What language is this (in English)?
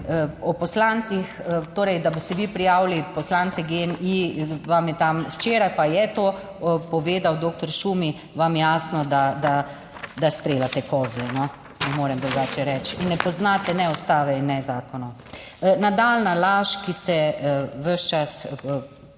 Slovenian